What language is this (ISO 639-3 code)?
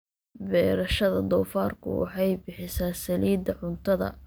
som